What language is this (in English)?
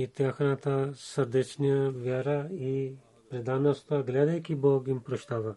Bulgarian